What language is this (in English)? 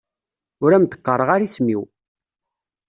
Kabyle